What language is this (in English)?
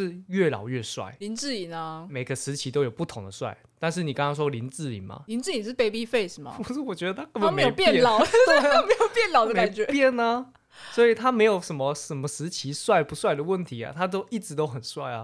Chinese